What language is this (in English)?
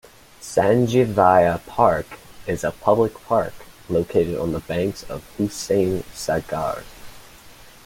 English